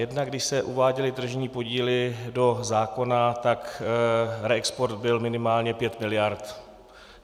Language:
Czech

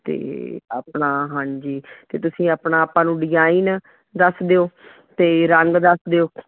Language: Punjabi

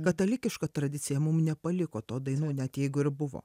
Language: Lithuanian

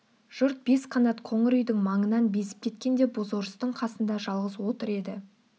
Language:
Kazakh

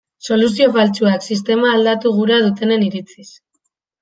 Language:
Basque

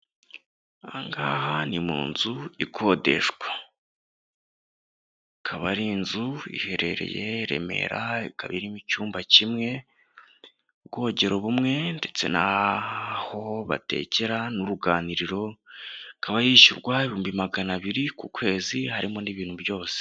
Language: Kinyarwanda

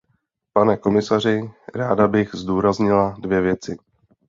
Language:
Czech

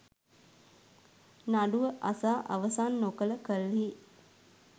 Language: Sinhala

